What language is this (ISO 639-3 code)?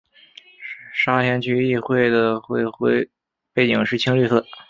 zho